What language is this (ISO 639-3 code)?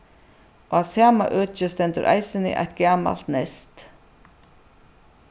fao